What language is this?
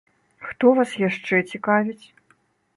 Belarusian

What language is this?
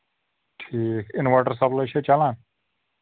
Kashmiri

